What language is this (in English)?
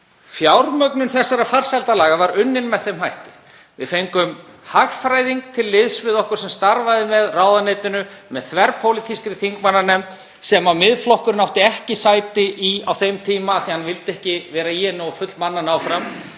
Icelandic